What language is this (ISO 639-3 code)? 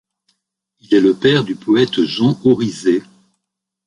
fra